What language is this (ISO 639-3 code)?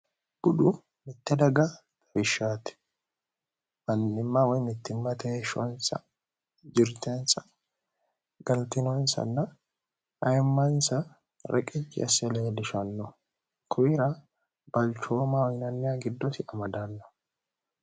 sid